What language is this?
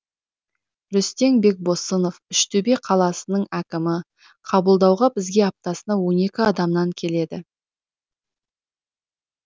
Kazakh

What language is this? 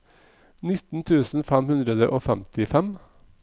Norwegian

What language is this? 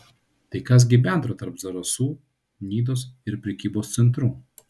Lithuanian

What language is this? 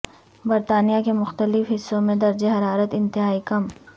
Urdu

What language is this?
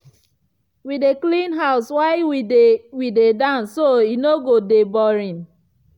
Nigerian Pidgin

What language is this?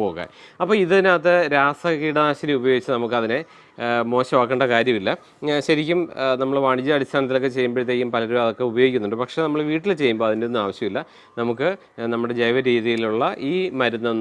English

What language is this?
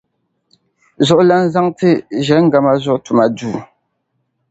Dagbani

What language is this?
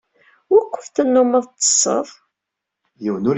Kabyle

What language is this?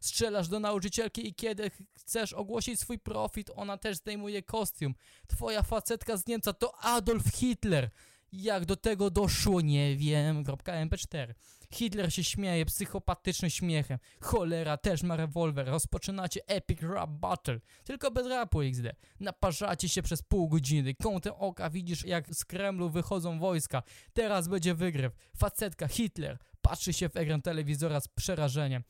Polish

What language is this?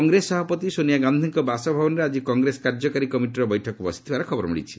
Odia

